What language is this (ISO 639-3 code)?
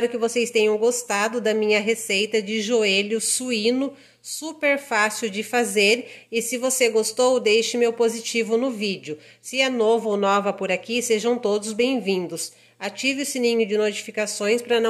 por